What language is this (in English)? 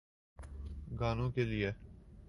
Urdu